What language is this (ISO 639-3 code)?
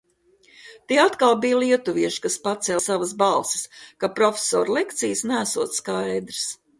lav